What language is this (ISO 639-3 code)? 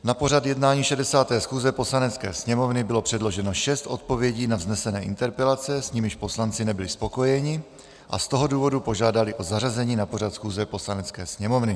ces